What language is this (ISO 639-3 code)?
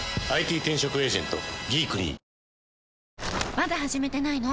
jpn